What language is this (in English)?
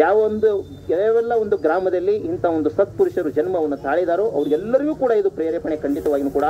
Arabic